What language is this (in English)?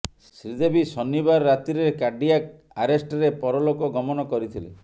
Odia